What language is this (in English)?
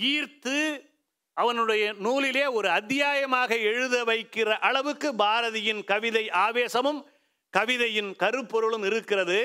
Tamil